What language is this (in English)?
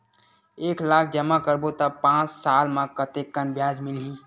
Chhattisgarhi